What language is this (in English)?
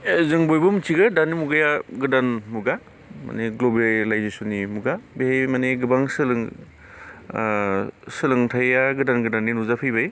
Bodo